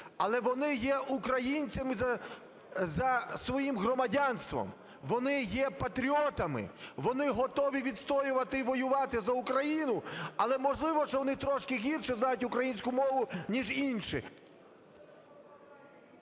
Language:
Ukrainian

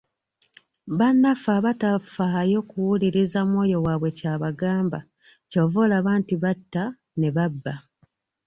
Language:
Ganda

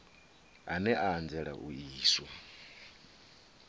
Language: Venda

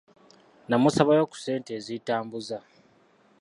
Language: Ganda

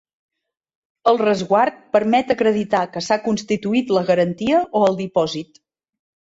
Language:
Catalan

